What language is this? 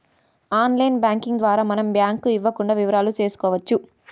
Telugu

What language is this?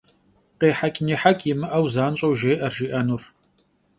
Kabardian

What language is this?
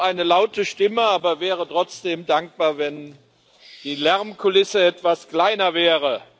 German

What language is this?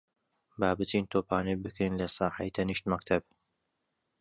Central Kurdish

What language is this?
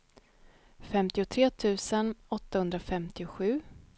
Swedish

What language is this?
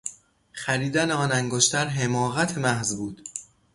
Persian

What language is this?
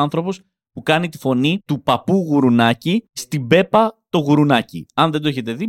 Greek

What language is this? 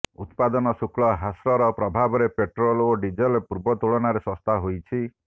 Odia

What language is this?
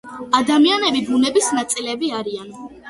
Georgian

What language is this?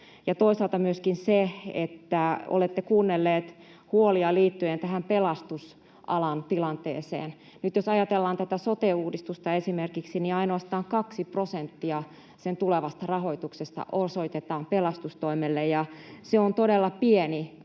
Finnish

